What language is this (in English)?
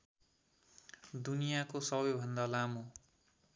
Nepali